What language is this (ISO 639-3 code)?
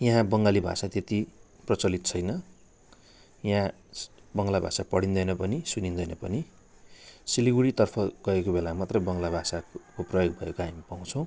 nep